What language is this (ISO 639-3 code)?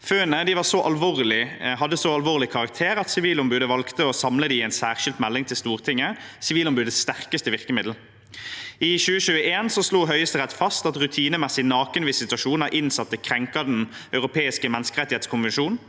nor